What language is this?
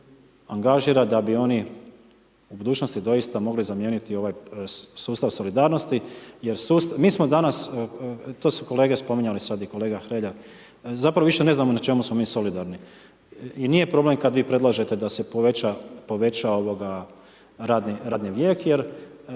Croatian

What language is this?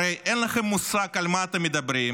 Hebrew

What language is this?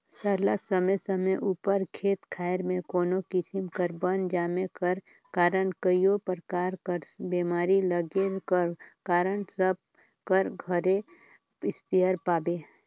Chhattisgarhi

